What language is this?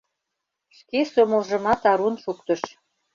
Mari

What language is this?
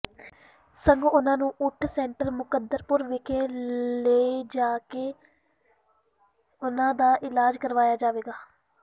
Punjabi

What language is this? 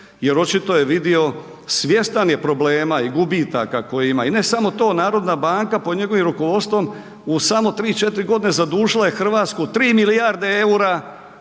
Croatian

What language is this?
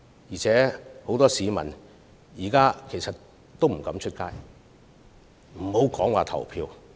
Cantonese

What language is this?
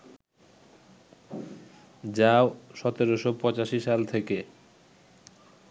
Bangla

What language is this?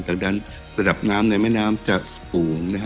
Thai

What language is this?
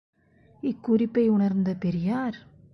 Tamil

